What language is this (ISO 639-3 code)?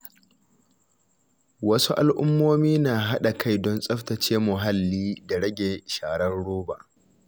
hau